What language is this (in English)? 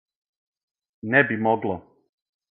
Serbian